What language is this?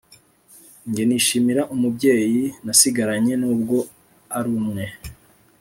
Kinyarwanda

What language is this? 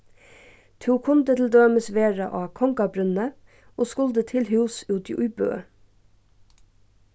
Faroese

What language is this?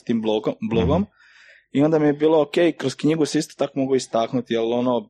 Croatian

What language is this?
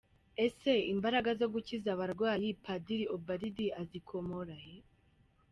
Kinyarwanda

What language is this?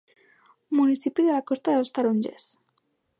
Catalan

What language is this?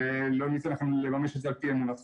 Hebrew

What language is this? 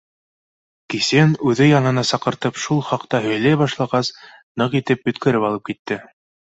Bashkir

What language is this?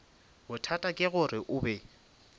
Northern Sotho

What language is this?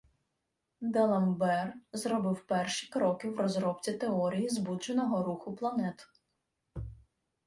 Ukrainian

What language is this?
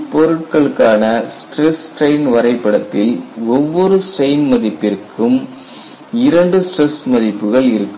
Tamil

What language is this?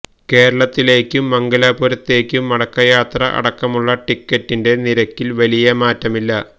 Malayalam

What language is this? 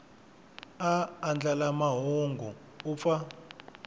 Tsonga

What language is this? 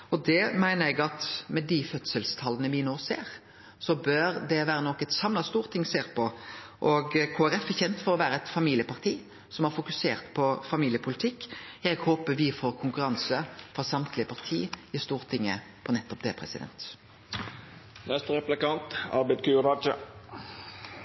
Norwegian Nynorsk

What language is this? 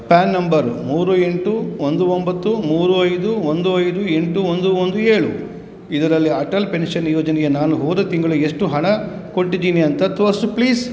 Kannada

